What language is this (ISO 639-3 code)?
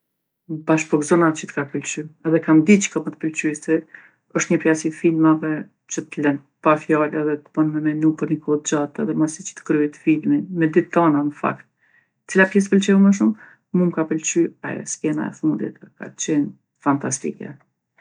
aln